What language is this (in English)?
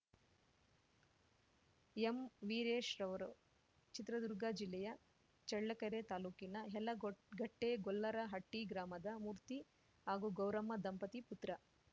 Kannada